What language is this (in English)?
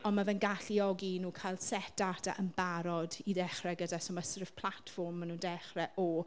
Welsh